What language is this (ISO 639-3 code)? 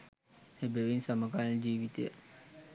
sin